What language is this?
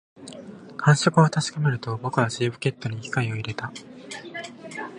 Japanese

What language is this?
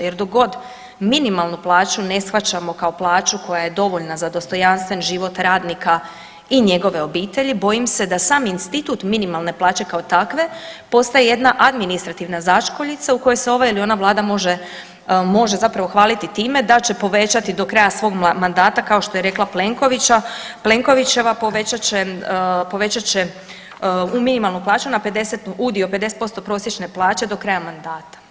Croatian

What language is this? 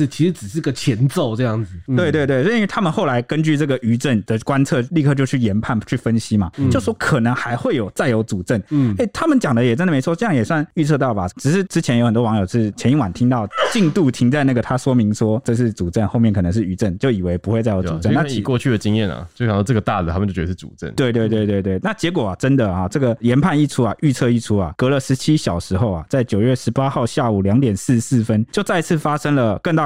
Chinese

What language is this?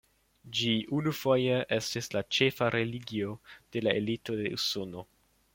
Esperanto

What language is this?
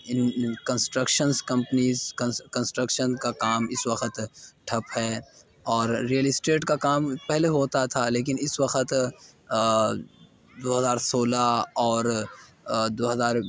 Urdu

